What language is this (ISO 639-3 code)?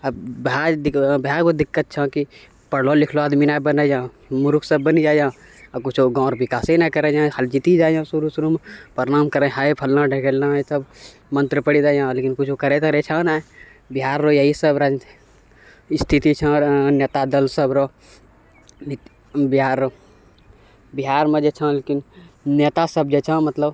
mai